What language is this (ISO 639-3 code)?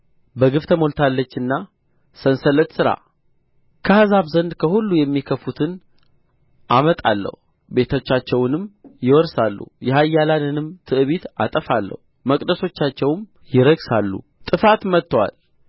amh